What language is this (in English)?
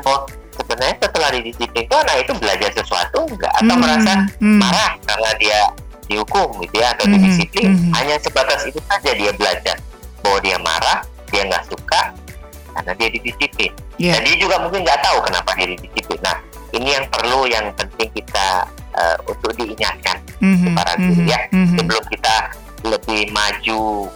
Indonesian